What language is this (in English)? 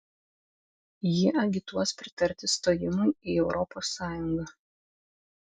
Lithuanian